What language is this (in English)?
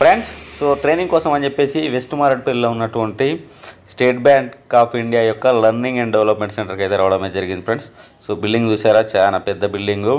Telugu